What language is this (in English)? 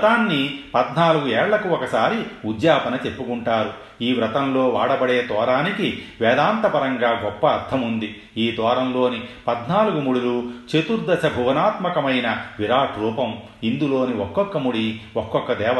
Telugu